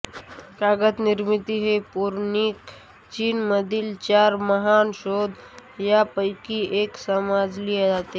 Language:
Marathi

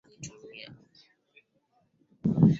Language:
Swahili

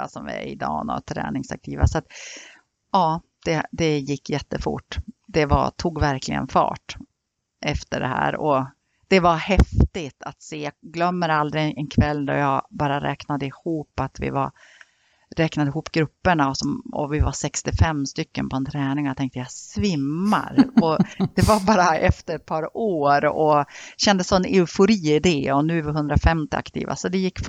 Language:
Swedish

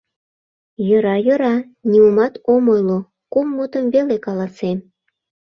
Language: Mari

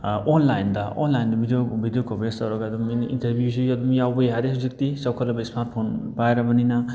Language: Manipuri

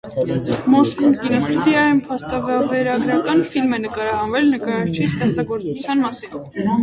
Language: Armenian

